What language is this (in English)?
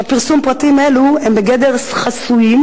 Hebrew